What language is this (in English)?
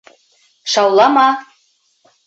Bashkir